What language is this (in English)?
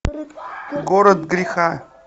Russian